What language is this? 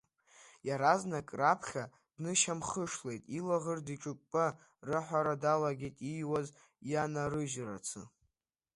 Abkhazian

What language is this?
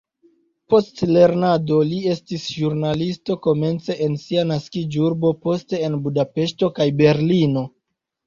Esperanto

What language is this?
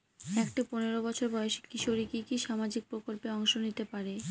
Bangla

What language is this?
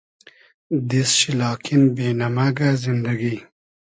Hazaragi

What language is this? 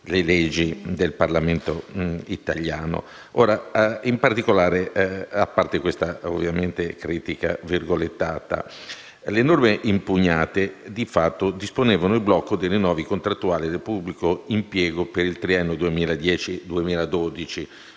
Italian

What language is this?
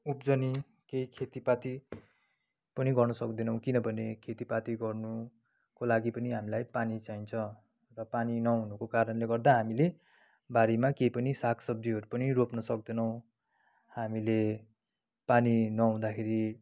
Nepali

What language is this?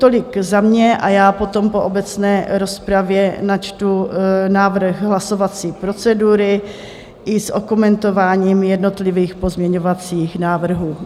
Czech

